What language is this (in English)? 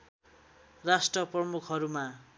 Nepali